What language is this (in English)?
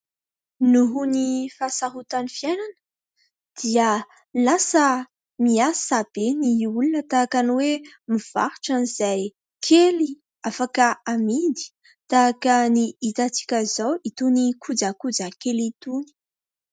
Malagasy